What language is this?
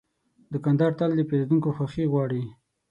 Pashto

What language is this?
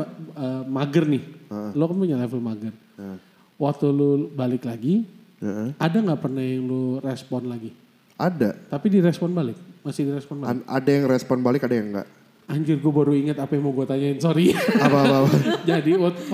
Indonesian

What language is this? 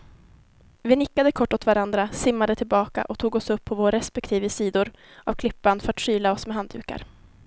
Swedish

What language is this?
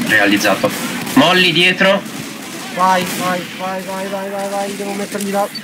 Italian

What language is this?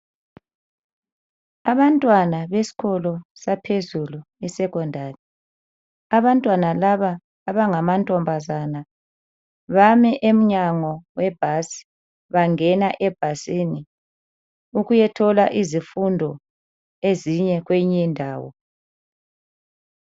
North Ndebele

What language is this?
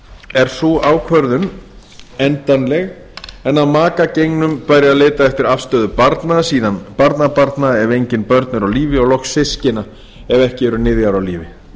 Icelandic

